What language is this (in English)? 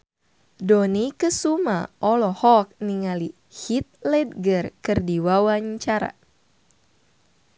Sundanese